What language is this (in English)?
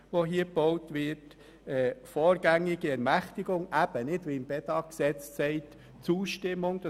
Swiss German